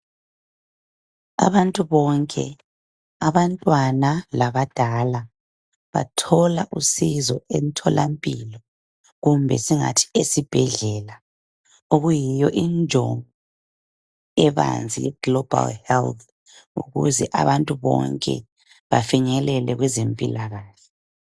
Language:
North Ndebele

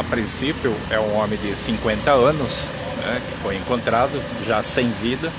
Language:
Portuguese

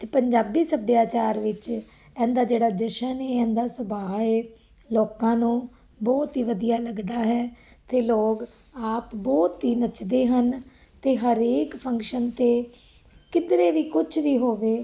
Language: Punjabi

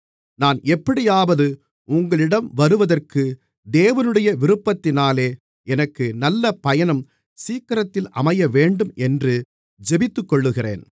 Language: Tamil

